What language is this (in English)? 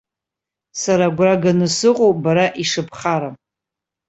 Abkhazian